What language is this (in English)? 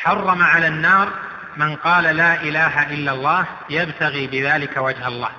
Arabic